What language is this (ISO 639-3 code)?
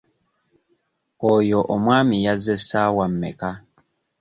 lug